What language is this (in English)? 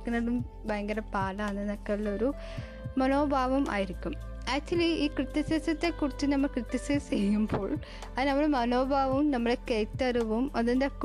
Malayalam